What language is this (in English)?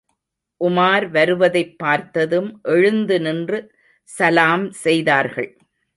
Tamil